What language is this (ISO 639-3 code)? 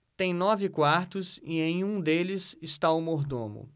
por